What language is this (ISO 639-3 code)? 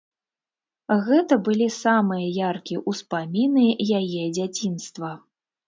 bel